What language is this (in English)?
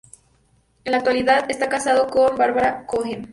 Spanish